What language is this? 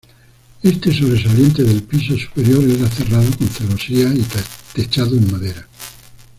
Spanish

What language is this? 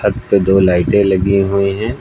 Hindi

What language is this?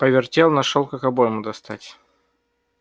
Russian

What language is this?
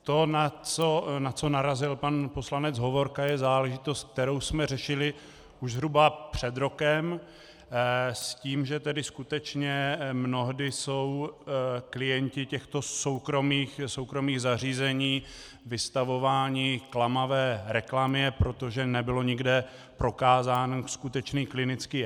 Czech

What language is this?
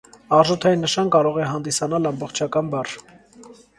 Armenian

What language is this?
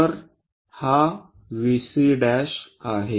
Marathi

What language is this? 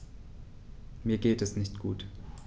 German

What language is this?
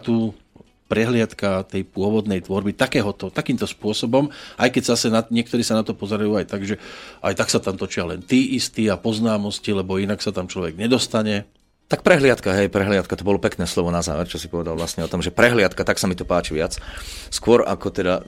Slovak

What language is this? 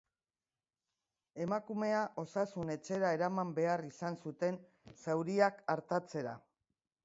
Basque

